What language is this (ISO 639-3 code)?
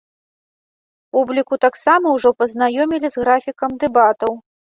bel